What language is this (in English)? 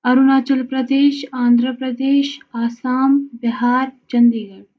Kashmiri